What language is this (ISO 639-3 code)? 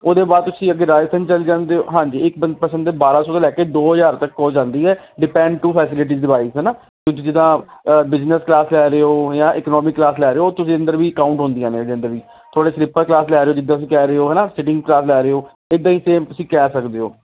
pan